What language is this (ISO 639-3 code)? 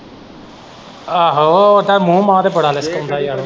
pan